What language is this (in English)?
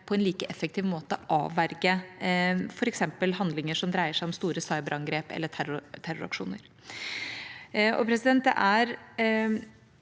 Norwegian